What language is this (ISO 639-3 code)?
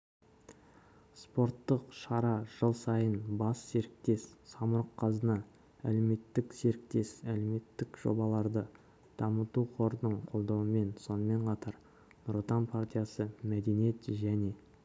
kaz